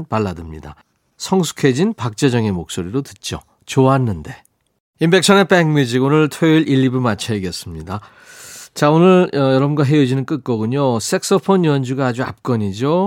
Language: Korean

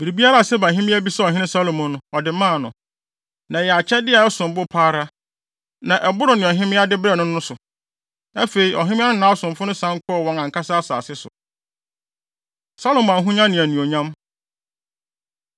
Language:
Akan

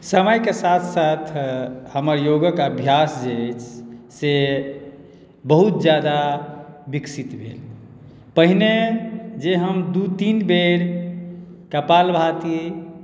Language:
Maithili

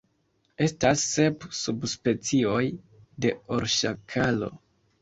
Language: Esperanto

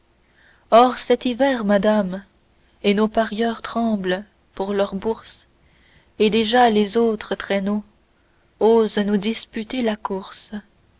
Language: French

